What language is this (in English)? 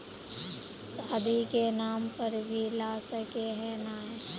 Magahi